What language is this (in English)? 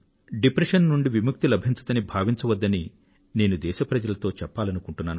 Telugu